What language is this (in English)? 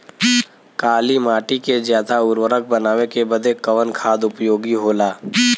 Bhojpuri